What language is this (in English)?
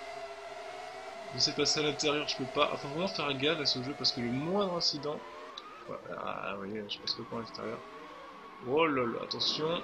French